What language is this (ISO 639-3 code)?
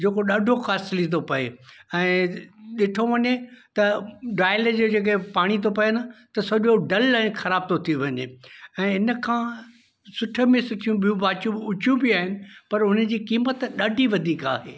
snd